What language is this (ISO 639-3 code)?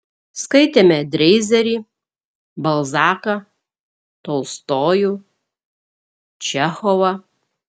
lit